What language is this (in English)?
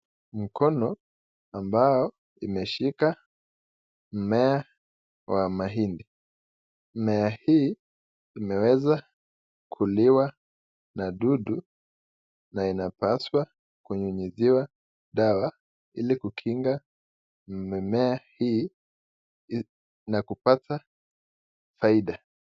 Swahili